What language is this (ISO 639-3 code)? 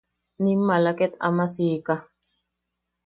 yaq